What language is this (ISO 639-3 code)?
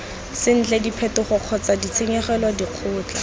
tsn